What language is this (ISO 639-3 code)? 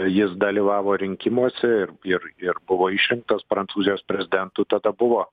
lit